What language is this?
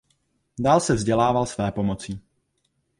Czech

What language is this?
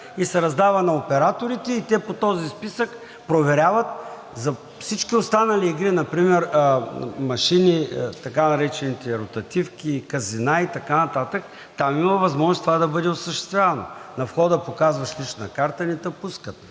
Bulgarian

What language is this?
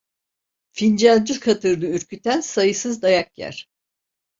Turkish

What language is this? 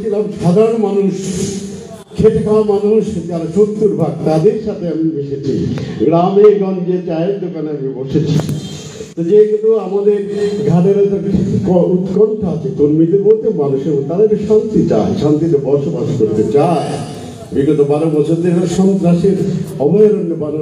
Arabic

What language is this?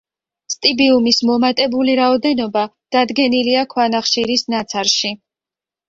Georgian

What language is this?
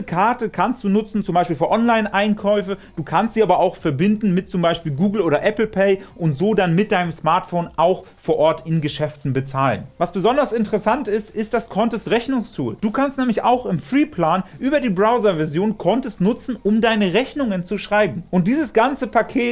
German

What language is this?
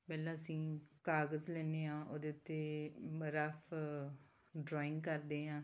Punjabi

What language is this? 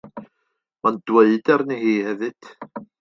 Welsh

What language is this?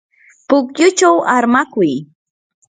Yanahuanca Pasco Quechua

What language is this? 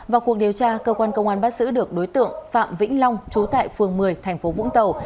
Vietnamese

